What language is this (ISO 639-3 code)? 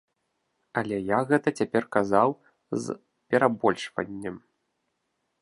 bel